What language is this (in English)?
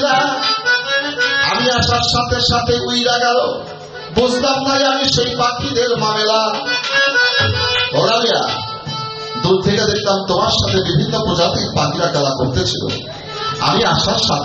Arabic